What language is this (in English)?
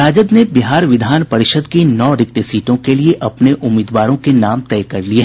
Hindi